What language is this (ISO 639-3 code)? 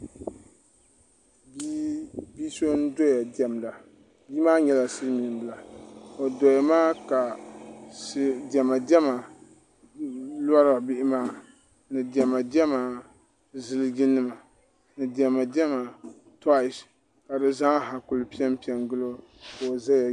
dag